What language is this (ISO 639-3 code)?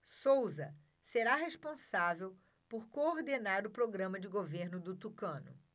por